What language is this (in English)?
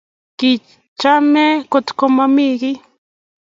Kalenjin